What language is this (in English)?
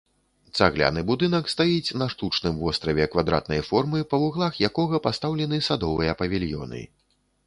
Belarusian